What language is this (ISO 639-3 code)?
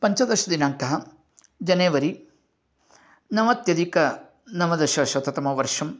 san